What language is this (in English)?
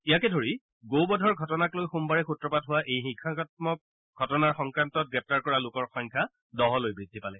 Assamese